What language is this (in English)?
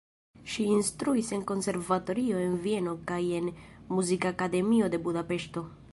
Esperanto